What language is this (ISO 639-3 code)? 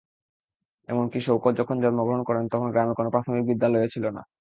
ben